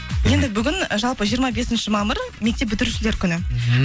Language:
Kazakh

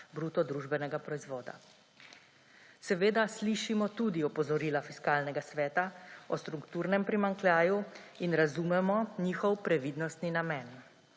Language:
Slovenian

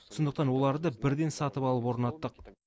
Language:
Kazakh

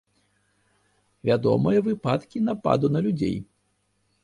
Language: Belarusian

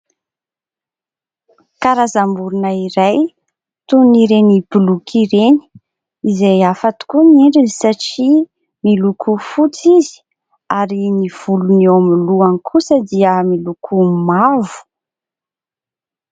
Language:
Malagasy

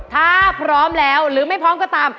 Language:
Thai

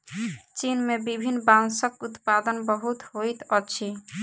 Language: Maithili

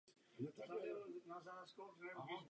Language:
Czech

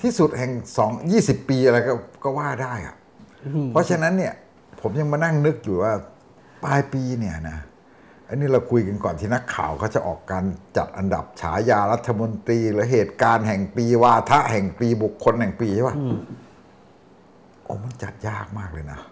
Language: Thai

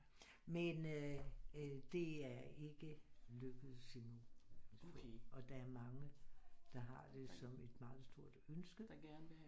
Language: Danish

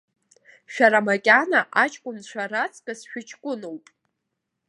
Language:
Abkhazian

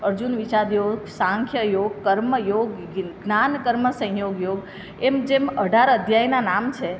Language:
Gujarati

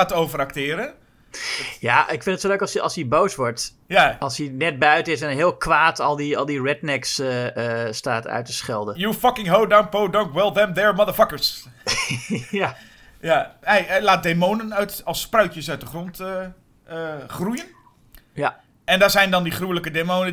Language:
Dutch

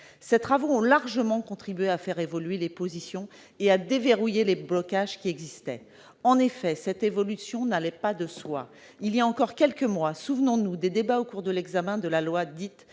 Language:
French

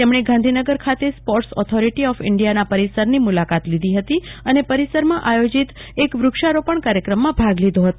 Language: Gujarati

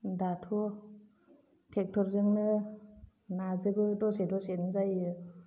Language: Bodo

